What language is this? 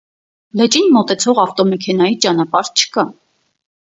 Armenian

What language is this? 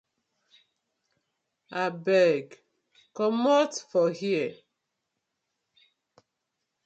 Nigerian Pidgin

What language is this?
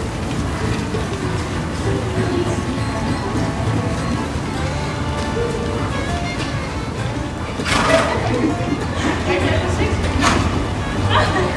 Dutch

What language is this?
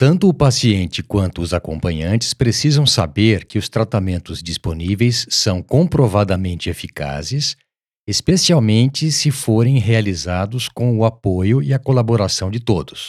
Portuguese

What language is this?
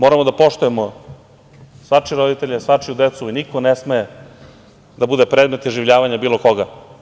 Serbian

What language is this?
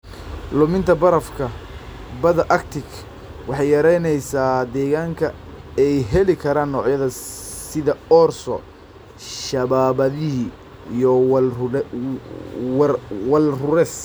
Somali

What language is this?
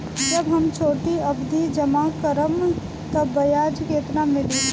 Bhojpuri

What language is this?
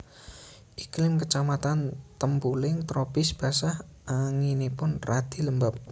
Javanese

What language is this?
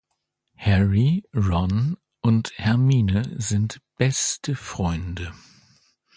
German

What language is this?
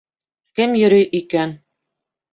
Bashkir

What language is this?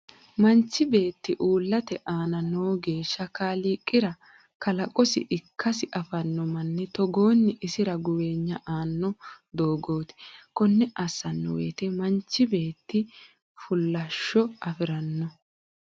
Sidamo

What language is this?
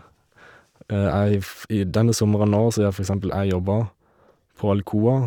Norwegian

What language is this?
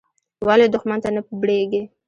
Pashto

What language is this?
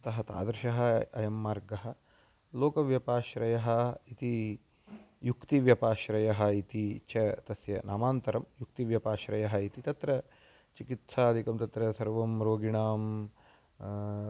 Sanskrit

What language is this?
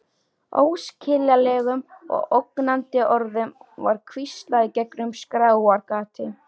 Icelandic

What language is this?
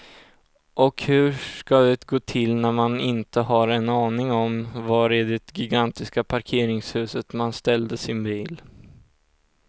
Swedish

